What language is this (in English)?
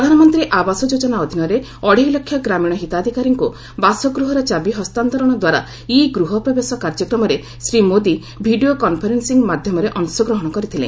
Odia